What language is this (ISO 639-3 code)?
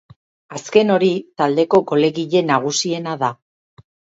eus